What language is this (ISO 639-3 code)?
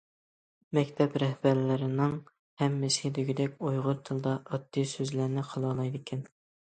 uig